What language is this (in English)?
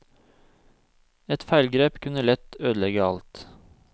Norwegian